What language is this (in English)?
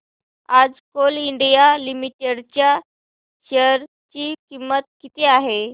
Marathi